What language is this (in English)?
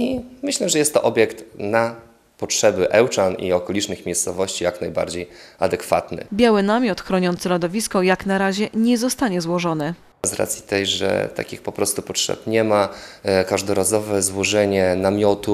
Polish